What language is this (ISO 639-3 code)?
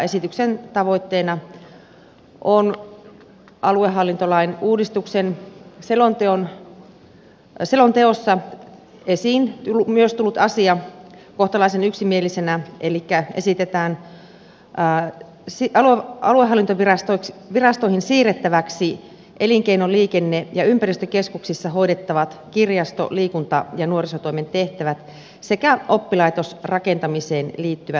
fin